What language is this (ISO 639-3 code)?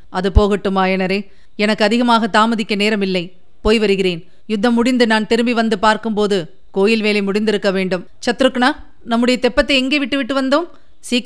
tam